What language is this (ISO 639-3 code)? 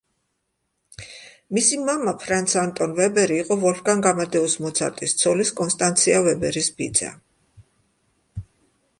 kat